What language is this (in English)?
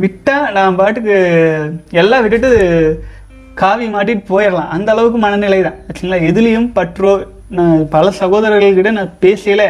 Tamil